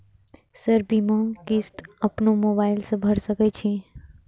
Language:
Maithili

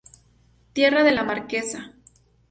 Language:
Spanish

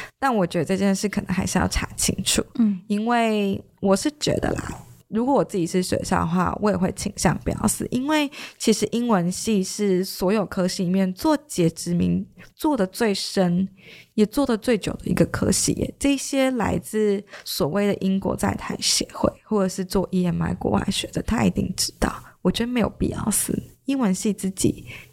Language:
Chinese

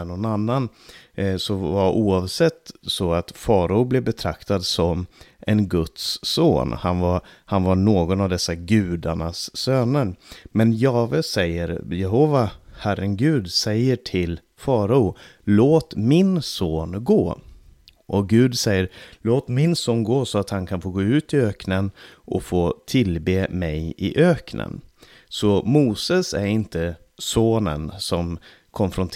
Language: Swedish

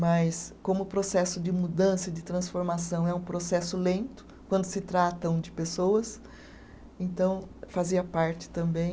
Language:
Portuguese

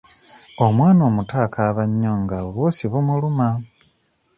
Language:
Ganda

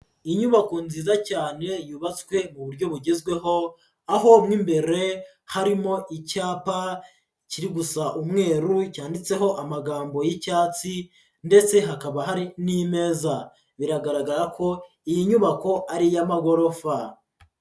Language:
Kinyarwanda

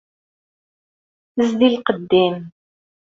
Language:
Kabyle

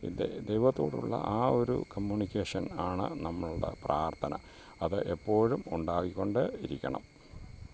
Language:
Malayalam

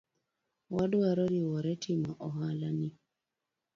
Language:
Luo (Kenya and Tanzania)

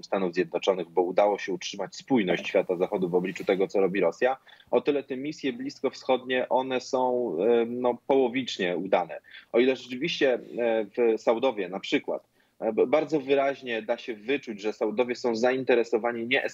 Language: Polish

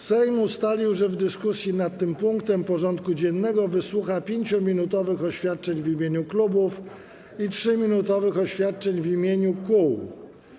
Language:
Polish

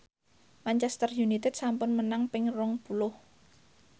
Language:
Javanese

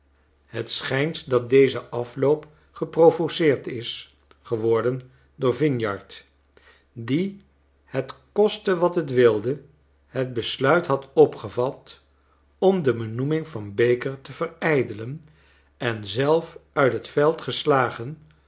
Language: Dutch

